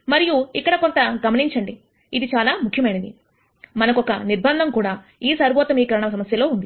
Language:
Telugu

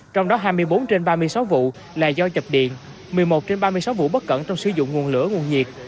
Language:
Vietnamese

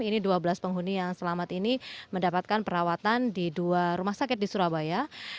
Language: Indonesian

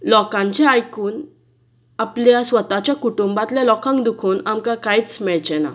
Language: Konkani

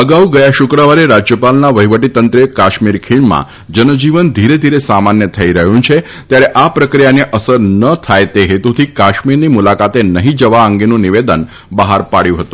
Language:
Gujarati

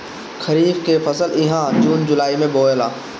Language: Bhojpuri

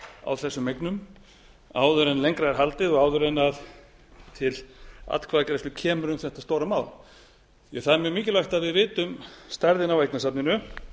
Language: Icelandic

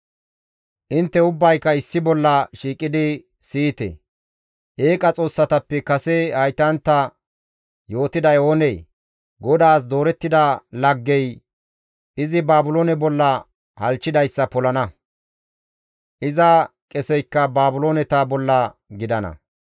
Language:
Gamo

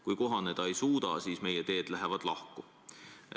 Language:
Estonian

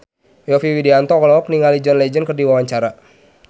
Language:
Sundanese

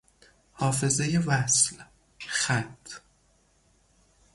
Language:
Persian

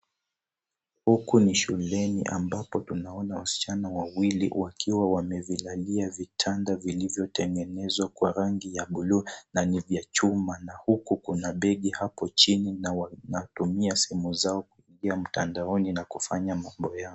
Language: Swahili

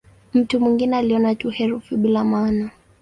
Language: Swahili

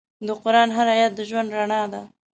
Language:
Pashto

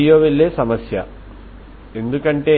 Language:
Telugu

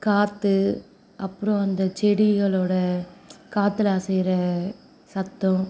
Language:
Tamil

